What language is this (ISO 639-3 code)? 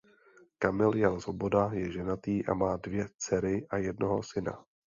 ces